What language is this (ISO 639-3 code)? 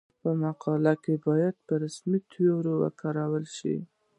pus